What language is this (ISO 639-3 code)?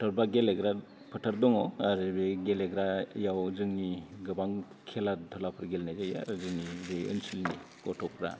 brx